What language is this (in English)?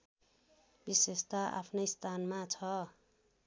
Nepali